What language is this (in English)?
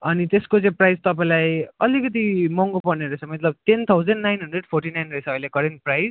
Nepali